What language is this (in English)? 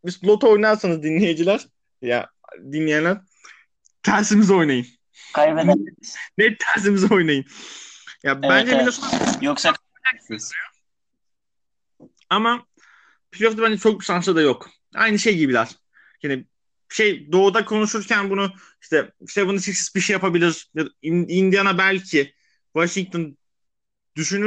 Turkish